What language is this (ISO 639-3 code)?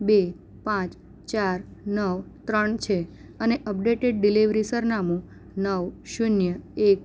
guj